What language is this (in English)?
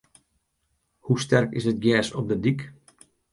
Western Frisian